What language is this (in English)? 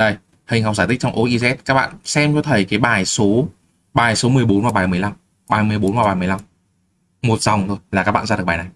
Vietnamese